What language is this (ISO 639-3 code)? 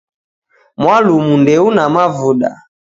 dav